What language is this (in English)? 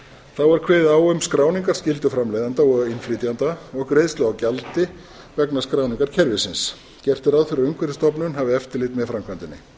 Icelandic